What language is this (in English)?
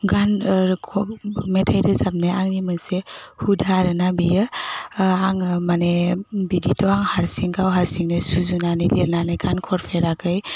Bodo